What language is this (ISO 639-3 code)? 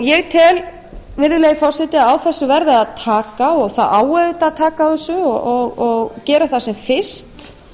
isl